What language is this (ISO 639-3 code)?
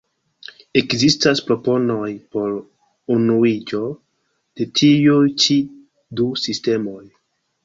epo